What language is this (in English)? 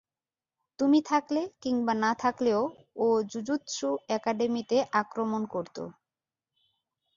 Bangla